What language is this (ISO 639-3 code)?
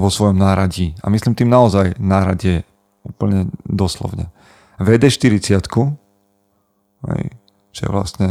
slk